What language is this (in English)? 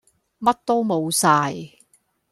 Cantonese